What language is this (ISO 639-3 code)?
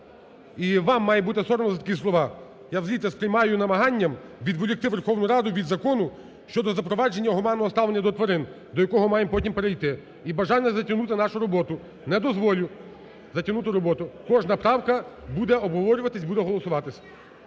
ukr